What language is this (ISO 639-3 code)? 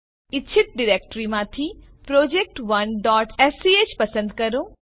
guj